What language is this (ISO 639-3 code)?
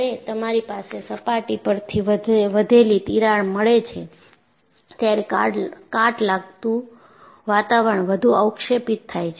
guj